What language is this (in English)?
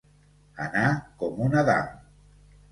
Catalan